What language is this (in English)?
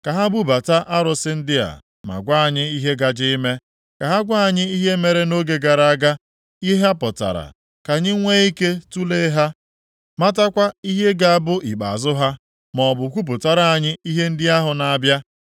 Igbo